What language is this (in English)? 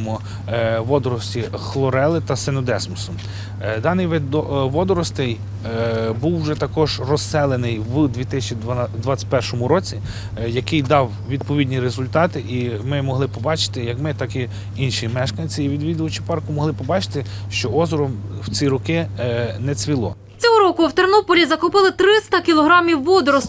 Ukrainian